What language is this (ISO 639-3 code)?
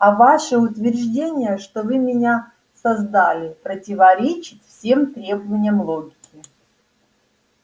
rus